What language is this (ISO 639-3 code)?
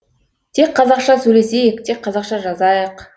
kaz